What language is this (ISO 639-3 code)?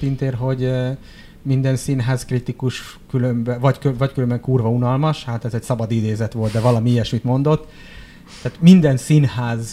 hun